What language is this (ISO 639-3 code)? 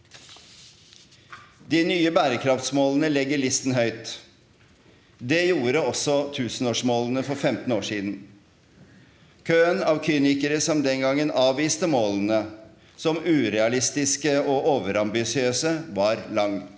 nor